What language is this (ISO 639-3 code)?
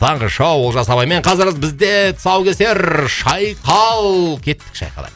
kaz